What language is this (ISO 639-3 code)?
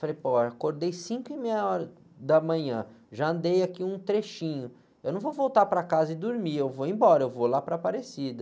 por